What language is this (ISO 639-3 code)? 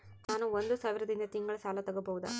kan